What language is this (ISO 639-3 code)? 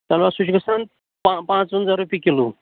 kas